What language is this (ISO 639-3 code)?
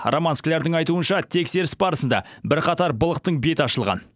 kaz